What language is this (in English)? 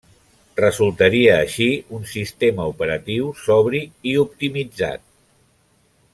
Catalan